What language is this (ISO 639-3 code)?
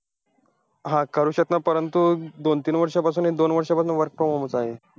mar